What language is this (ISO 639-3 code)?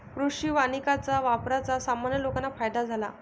mar